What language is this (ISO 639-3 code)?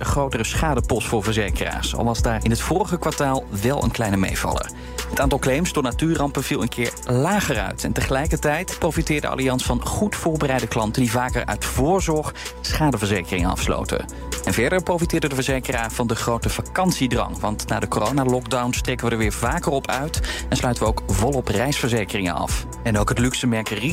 nld